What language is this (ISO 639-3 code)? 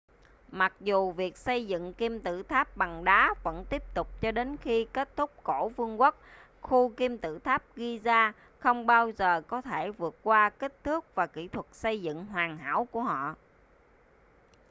vie